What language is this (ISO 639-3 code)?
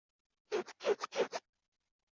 zho